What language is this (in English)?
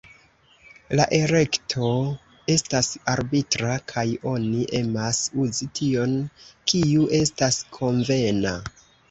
Esperanto